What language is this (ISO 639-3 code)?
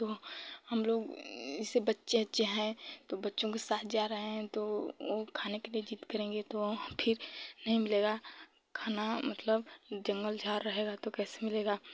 hin